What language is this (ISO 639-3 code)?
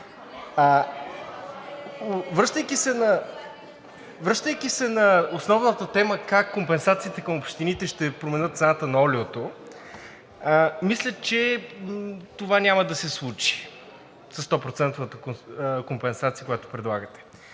bul